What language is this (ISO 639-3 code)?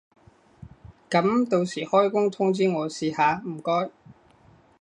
yue